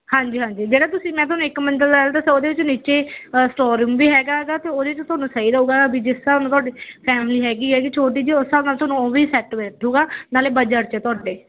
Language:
Punjabi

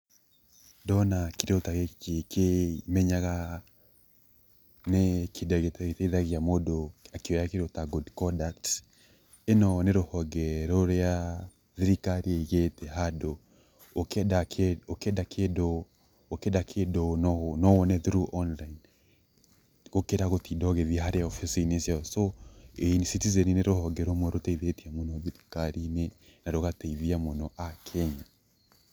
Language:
Kikuyu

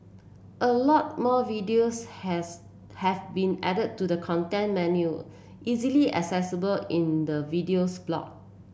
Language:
English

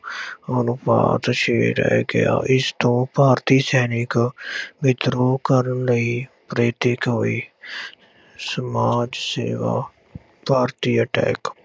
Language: Punjabi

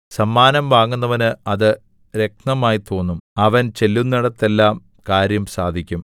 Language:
Malayalam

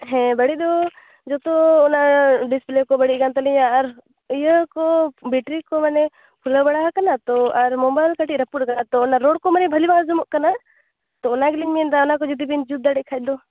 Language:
Santali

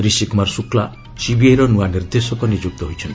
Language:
Odia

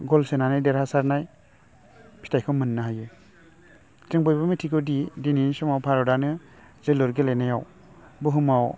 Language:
Bodo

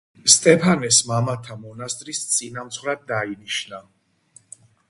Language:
Georgian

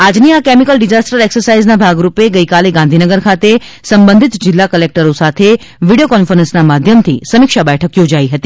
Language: Gujarati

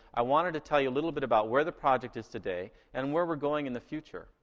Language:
English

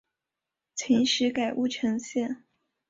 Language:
Chinese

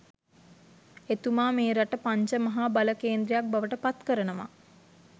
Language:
Sinhala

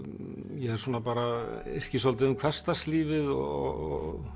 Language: Icelandic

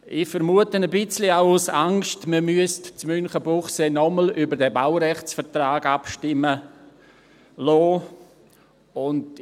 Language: Swiss German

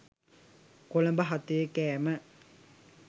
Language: Sinhala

